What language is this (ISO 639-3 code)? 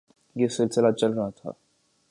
urd